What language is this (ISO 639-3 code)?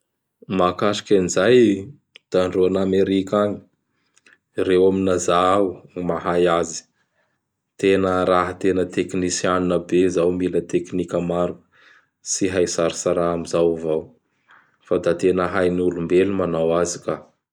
bhr